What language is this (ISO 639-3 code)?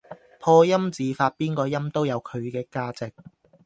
yue